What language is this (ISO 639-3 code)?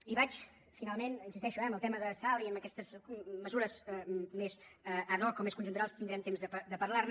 cat